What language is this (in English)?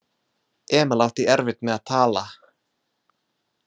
Icelandic